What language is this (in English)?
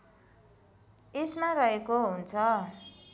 Nepali